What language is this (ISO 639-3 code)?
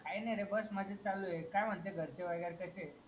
mar